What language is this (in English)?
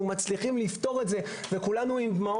Hebrew